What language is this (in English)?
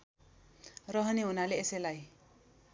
Nepali